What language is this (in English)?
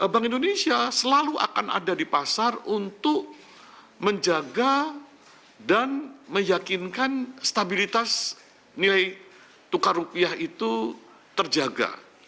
Indonesian